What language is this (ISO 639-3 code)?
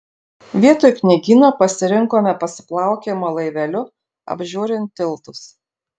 lit